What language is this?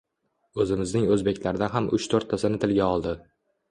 Uzbek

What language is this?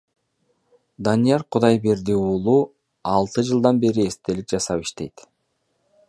Kyrgyz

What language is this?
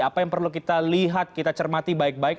Indonesian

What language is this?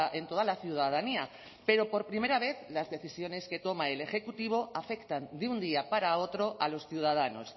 Spanish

